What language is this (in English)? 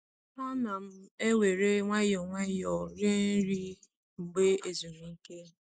Igbo